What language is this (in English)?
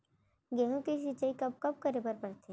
Chhattisgarhi